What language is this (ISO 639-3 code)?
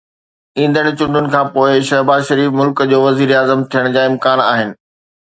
snd